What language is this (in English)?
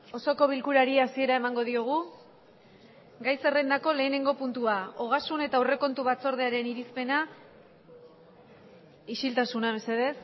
Basque